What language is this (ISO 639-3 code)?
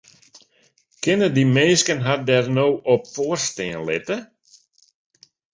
fry